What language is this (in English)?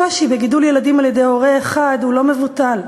Hebrew